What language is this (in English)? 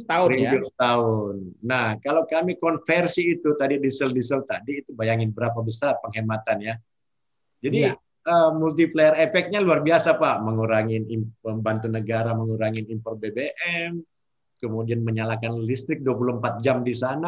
Indonesian